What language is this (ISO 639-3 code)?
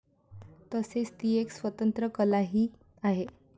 mar